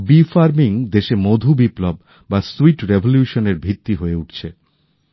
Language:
Bangla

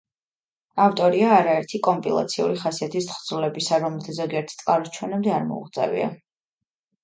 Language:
Georgian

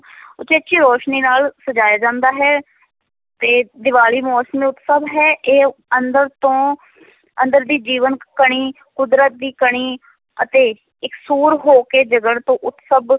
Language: Punjabi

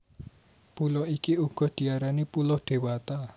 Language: Javanese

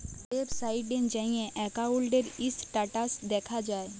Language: Bangla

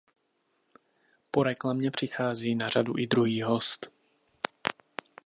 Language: Czech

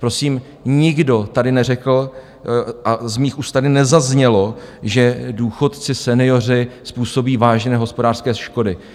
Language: Czech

